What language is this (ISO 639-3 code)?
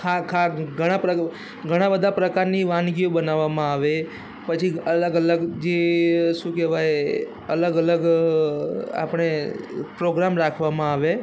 guj